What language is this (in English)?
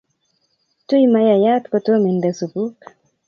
Kalenjin